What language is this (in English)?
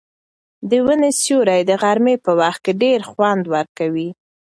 Pashto